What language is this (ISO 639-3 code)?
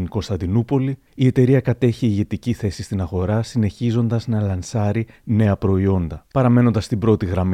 ell